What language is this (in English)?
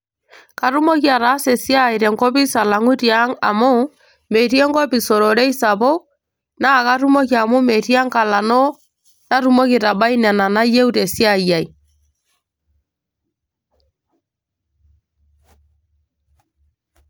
Masai